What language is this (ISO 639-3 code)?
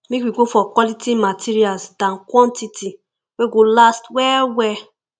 pcm